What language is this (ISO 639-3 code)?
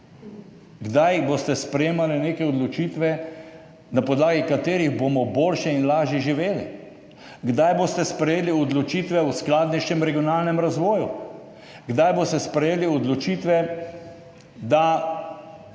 slv